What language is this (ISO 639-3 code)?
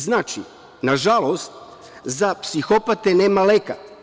srp